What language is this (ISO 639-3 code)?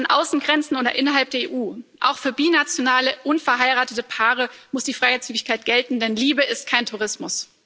deu